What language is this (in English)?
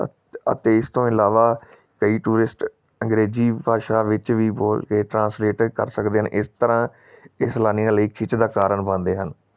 Punjabi